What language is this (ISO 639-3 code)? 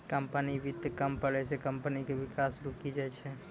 mai